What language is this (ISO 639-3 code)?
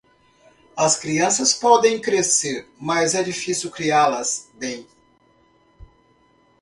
por